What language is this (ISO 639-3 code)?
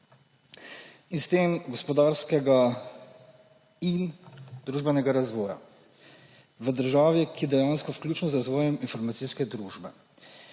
slv